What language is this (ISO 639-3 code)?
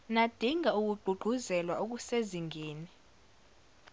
zul